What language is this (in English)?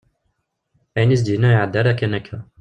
Kabyle